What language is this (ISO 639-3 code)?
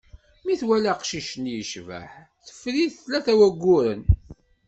kab